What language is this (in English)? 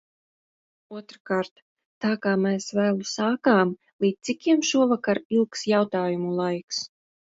Latvian